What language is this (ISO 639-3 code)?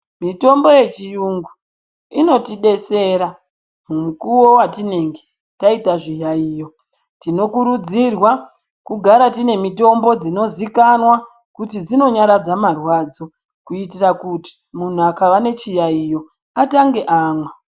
ndc